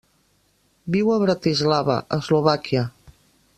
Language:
Catalan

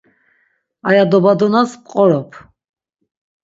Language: Laz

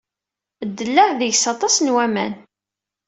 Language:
Kabyle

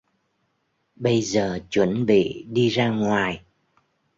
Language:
Vietnamese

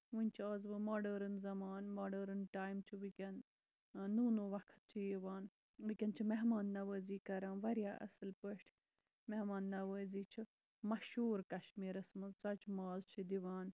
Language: Kashmiri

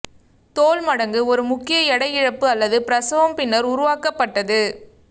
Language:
Tamil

